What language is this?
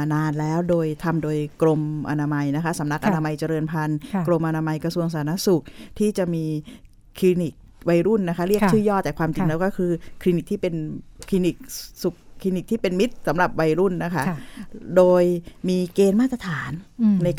Thai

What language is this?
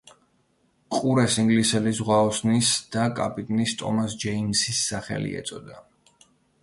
Georgian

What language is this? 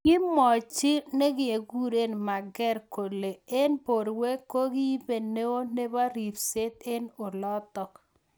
Kalenjin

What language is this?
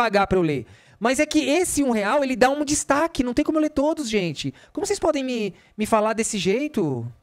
Portuguese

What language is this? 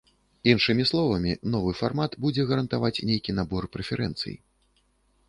Belarusian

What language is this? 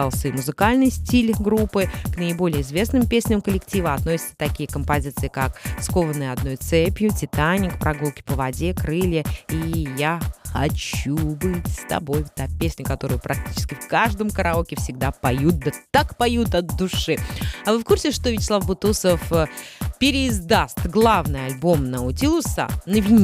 Russian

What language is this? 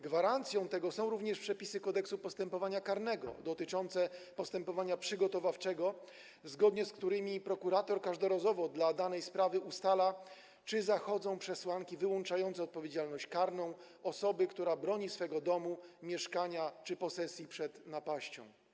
Polish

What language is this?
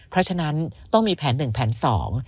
Thai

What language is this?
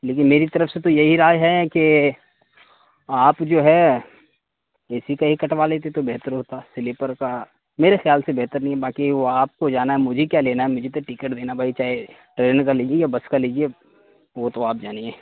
Urdu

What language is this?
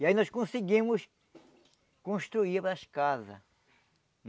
Portuguese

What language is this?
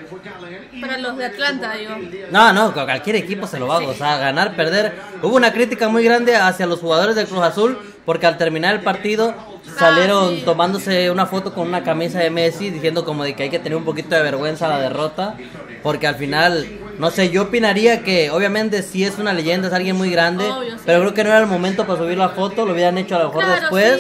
Spanish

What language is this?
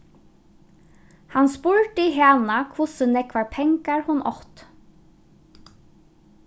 Faroese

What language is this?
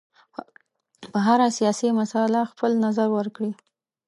Pashto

